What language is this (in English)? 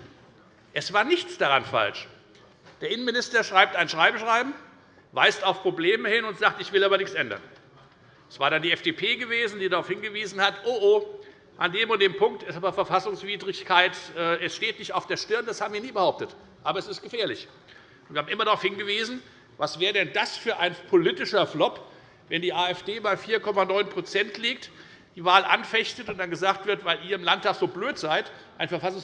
German